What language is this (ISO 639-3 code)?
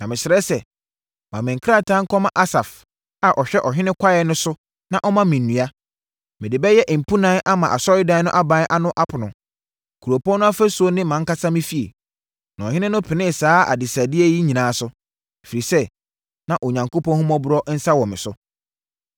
aka